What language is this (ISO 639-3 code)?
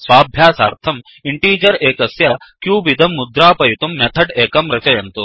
san